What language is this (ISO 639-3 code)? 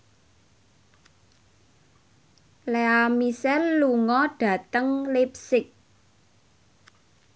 jav